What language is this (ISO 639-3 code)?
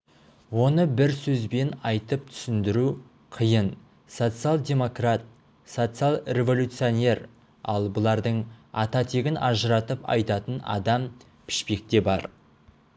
kaz